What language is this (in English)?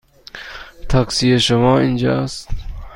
Persian